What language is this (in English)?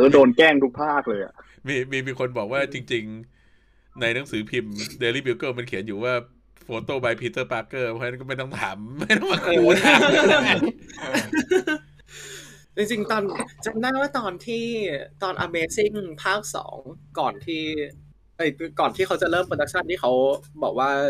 Thai